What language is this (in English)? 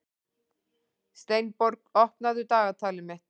Icelandic